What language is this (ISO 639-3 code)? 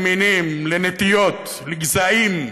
heb